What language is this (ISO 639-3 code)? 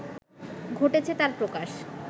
ben